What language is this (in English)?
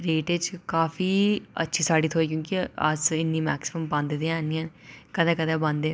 Dogri